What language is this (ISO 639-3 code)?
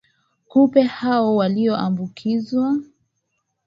swa